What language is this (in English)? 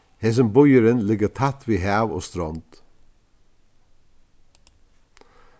Faroese